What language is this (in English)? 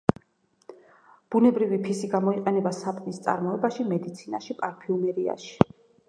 Georgian